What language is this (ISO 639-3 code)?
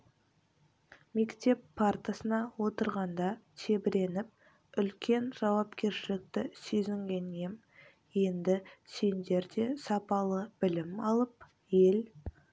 kaz